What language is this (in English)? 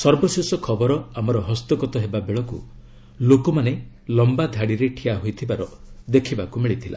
Odia